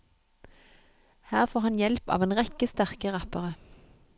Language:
Norwegian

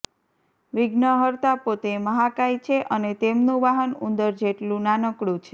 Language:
Gujarati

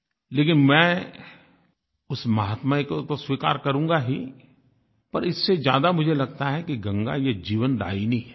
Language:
Hindi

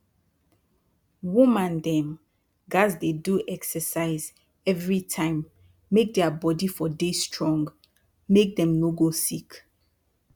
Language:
Nigerian Pidgin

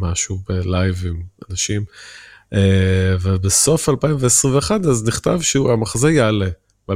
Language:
Hebrew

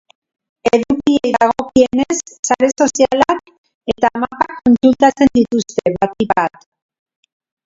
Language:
Basque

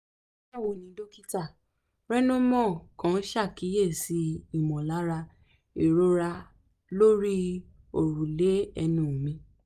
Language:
Yoruba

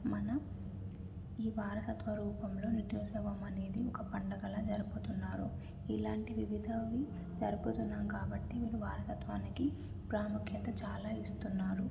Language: Telugu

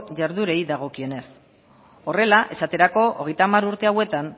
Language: Basque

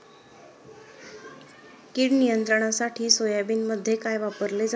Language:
Marathi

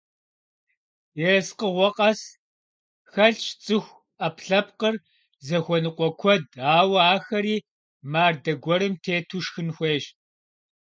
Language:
Kabardian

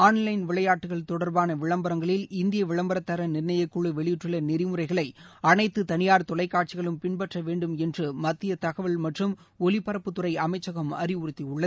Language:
Tamil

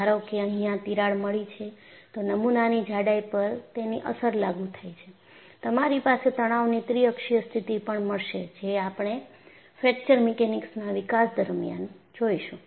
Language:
Gujarati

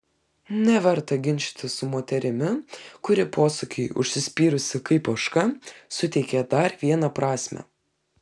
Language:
Lithuanian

